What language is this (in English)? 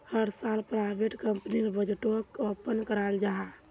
Magahi